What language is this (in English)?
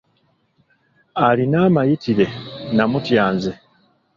Ganda